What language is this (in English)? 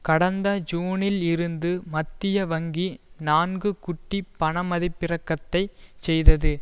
Tamil